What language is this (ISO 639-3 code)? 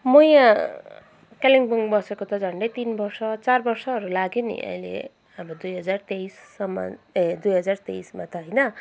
nep